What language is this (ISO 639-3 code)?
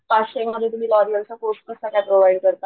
mar